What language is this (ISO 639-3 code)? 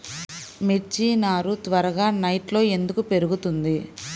tel